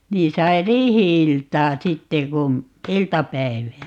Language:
Finnish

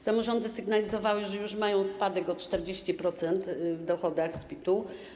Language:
Polish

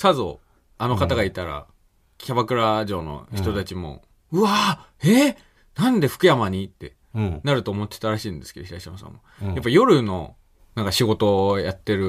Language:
Japanese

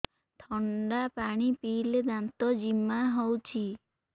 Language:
Odia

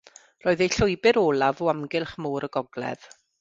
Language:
Welsh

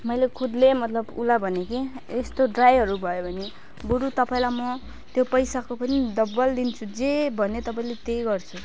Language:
Nepali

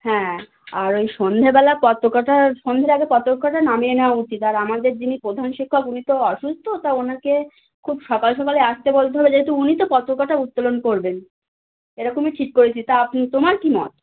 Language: Bangla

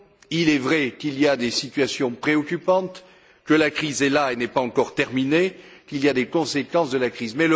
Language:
French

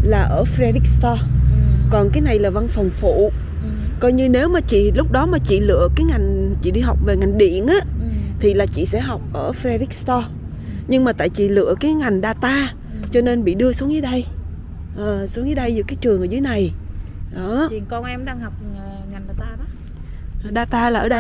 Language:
Vietnamese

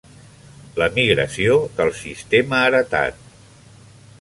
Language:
Catalan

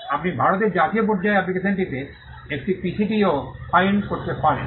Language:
Bangla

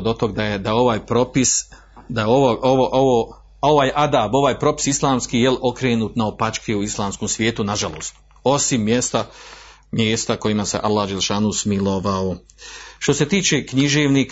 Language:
Croatian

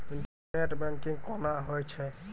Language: Maithili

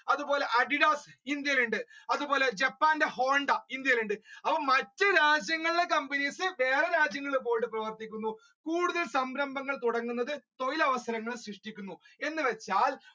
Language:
Malayalam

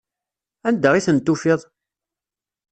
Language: Kabyle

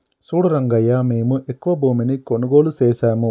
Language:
Telugu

